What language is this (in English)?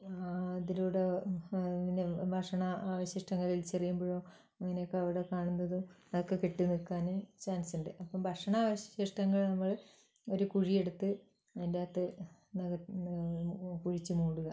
Malayalam